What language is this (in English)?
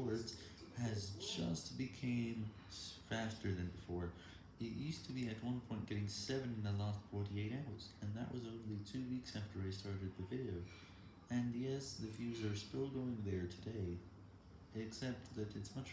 English